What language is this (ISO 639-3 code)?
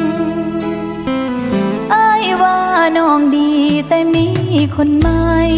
tha